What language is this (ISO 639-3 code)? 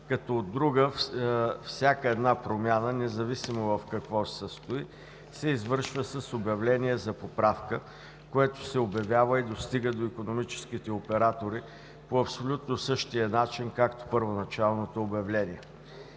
bul